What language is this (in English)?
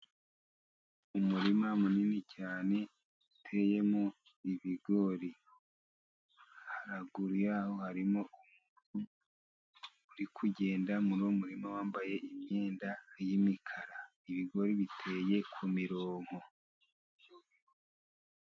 Kinyarwanda